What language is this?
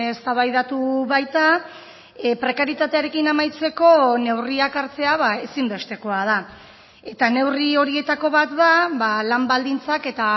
Basque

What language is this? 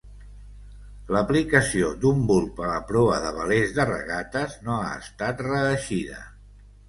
Catalan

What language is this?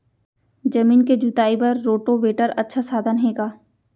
Chhattisgarhi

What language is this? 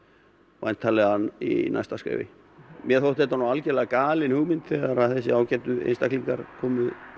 Icelandic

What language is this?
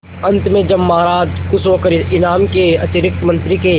Hindi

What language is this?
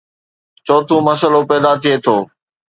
Sindhi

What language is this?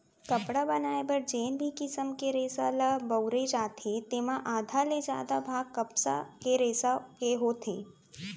Chhattisgarhi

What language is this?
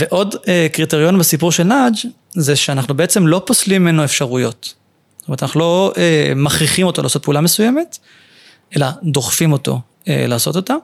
Hebrew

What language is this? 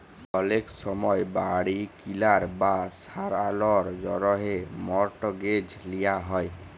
Bangla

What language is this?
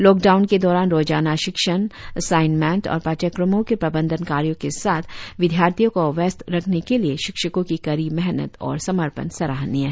Hindi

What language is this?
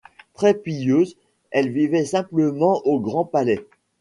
French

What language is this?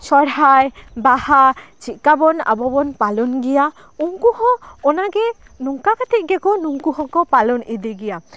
Santali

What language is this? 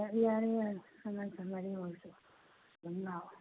Manipuri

